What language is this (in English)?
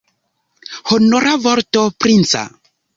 Esperanto